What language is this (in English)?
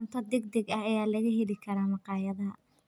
Somali